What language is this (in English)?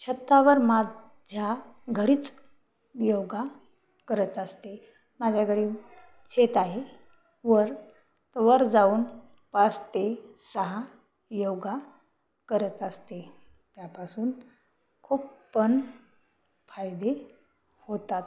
Marathi